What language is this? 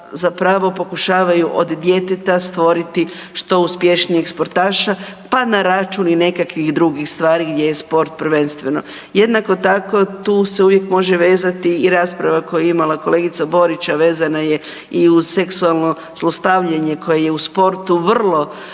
Croatian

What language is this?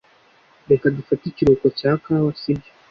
Kinyarwanda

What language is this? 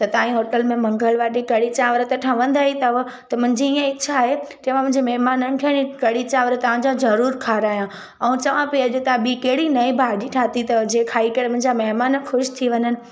Sindhi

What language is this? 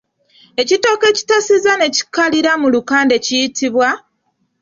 Ganda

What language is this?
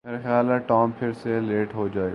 Urdu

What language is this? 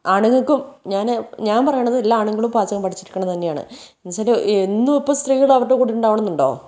Malayalam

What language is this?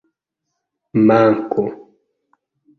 Esperanto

